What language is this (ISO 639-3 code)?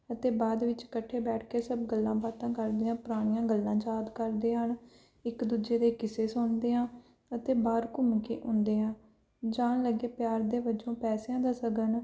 pan